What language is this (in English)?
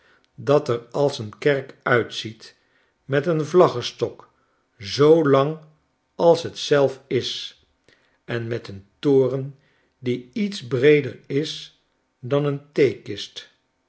Dutch